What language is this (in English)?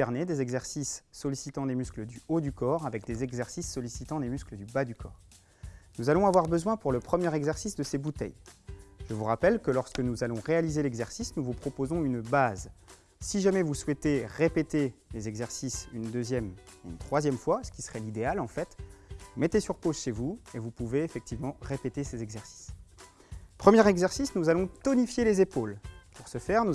French